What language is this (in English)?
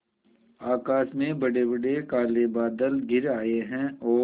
Hindi